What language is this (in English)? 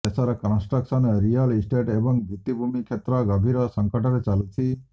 Odia